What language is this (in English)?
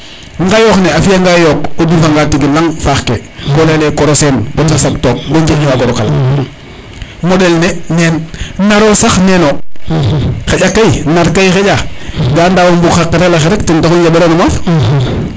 Serer